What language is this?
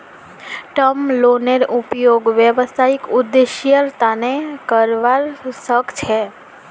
Magahi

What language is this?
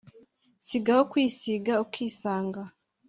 Kinyarwanda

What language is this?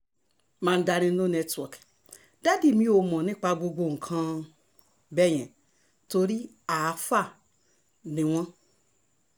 Yoruba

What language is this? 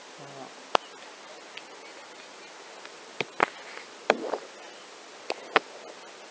English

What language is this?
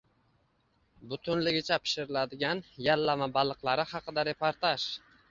Uzbek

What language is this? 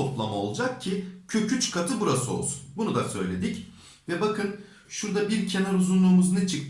Turkish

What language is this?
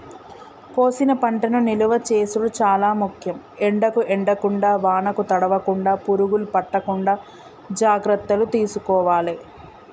Telugu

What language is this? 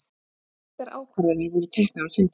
Icelandic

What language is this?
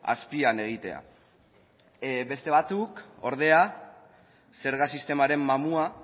Basque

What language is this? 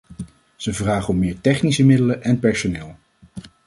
Dutch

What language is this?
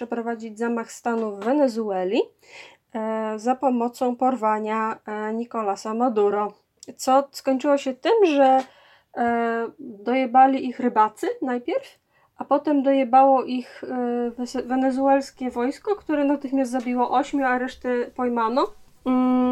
Polish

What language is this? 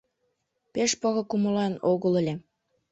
Mari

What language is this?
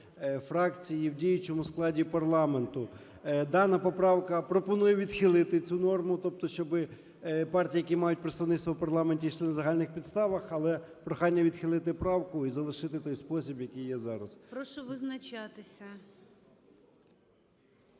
Ukrainian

